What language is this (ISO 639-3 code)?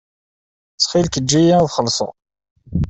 kab